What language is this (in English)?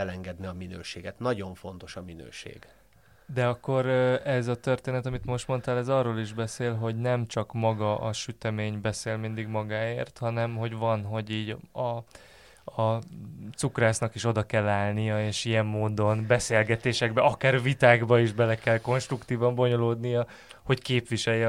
Hungarian